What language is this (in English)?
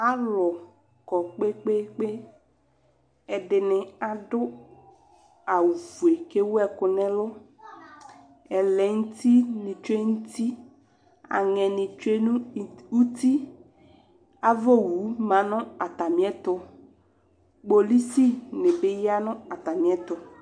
Ikposo